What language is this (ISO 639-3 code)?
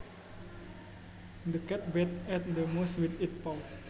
jav